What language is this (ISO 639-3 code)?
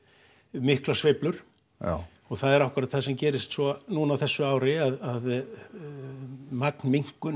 isl